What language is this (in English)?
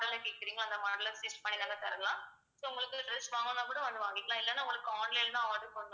Tamil